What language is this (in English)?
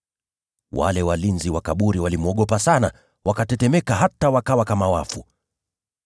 Swahili